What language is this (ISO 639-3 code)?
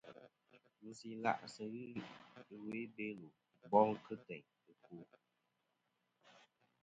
bkm